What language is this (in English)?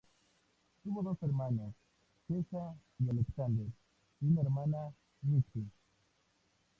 Spanish